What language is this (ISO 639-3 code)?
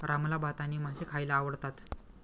mar